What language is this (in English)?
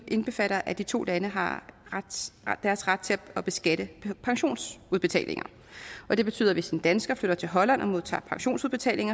Danish